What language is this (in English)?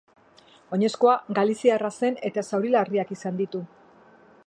Basque